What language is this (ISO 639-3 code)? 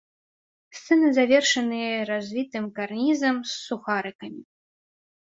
bel